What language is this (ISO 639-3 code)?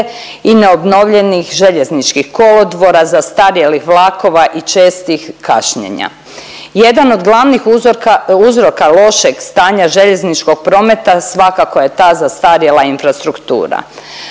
hrv